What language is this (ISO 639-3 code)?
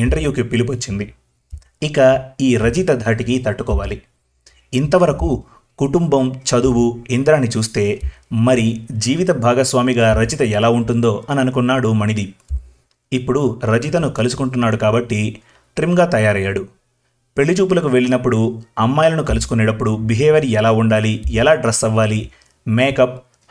tel